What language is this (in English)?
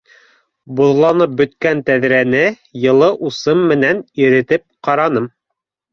Bashkir